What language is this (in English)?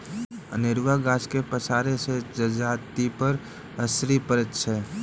Maithili